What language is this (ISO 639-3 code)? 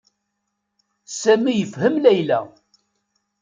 kab